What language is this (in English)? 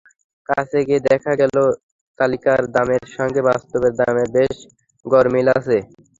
Bangla